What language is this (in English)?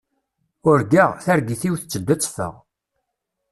Kabyle